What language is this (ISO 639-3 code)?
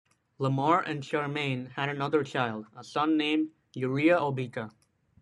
eng